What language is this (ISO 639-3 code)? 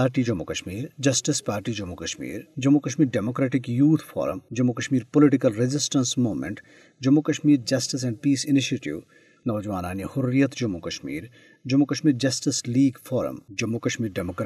urd